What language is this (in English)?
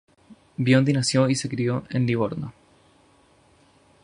Spanish